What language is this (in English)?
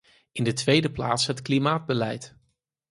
Dutch